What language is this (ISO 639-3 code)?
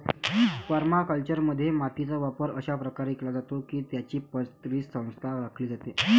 mar